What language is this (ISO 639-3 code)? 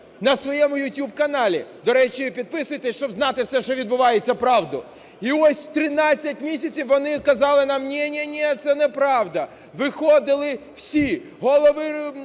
ukr